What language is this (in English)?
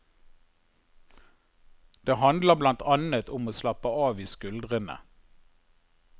Norwegian